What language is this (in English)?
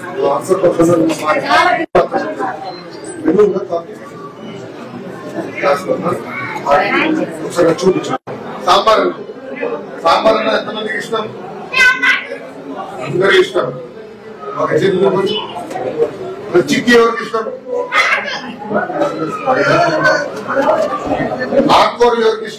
Telugu